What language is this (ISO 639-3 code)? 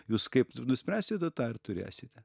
lit